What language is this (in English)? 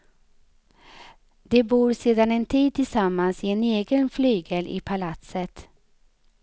Swedish